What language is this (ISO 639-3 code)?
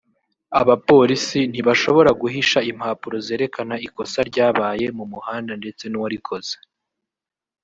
kin